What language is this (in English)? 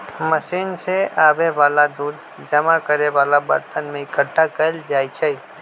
Magahi